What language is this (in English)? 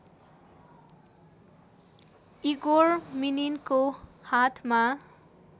Nepali